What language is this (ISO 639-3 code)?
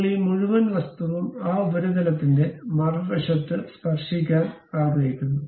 mal